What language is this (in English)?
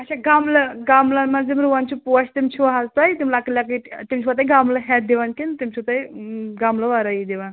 Kashmiri